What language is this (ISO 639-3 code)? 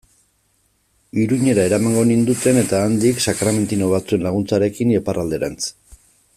eus